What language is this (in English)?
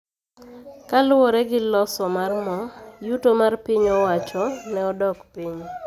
Luo (Kenya and Tanzania)